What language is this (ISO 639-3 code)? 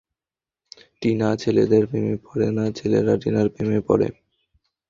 ben